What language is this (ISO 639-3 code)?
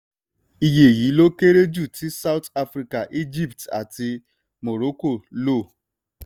yor